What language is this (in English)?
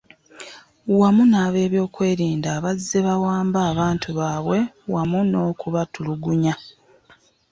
Ganda